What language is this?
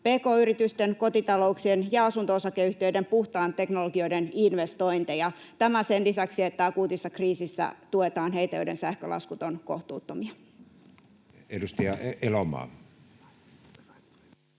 Finnish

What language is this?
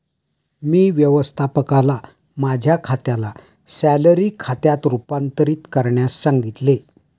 Marathi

